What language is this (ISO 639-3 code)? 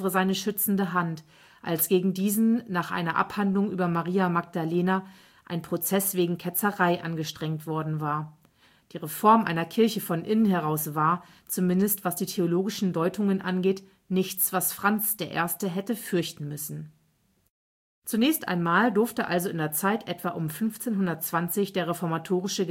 deu